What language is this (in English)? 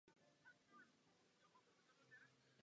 Czech